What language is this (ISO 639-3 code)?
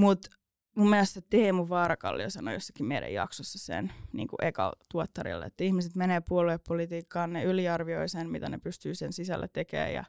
fin